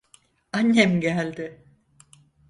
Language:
Turkish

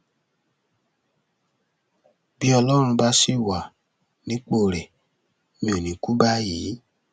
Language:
Yoruba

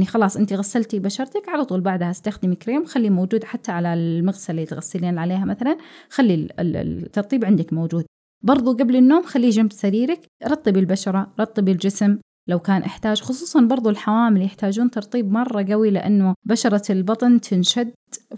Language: Arabic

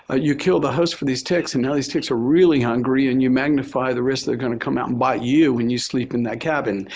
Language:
English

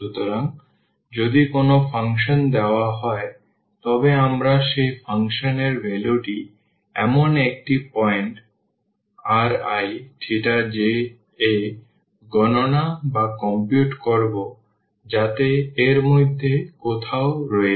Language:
Bangla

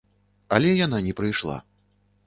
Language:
Belarusian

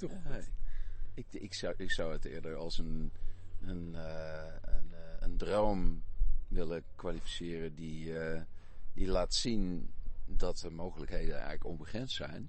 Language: Dutch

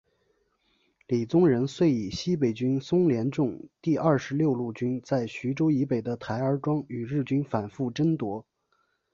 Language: Chinese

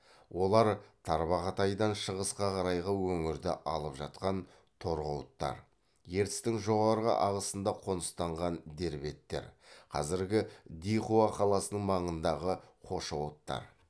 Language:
Kazakh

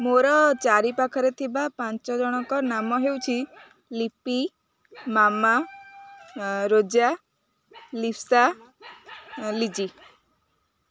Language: Odia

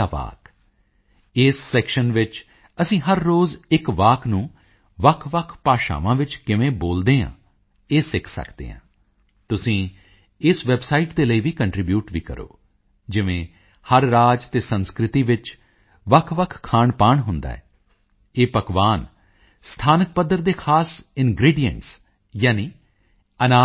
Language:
Punjabi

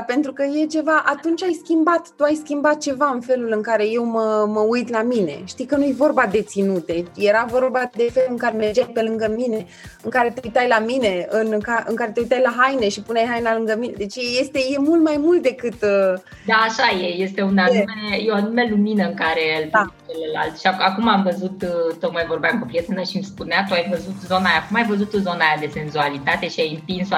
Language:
Romanian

